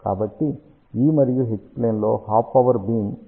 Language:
Telugu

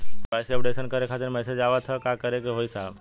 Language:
Bhojpuri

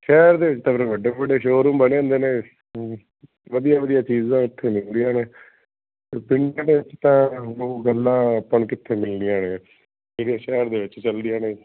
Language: Punjabi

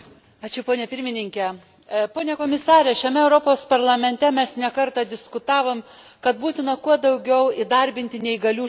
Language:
Lithuanian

